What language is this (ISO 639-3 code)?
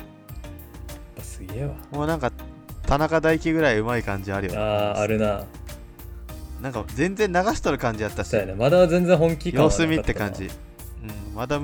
jpn